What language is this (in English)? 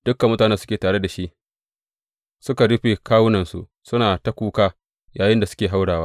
Hausa